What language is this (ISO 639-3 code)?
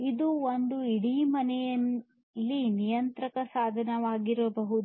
kan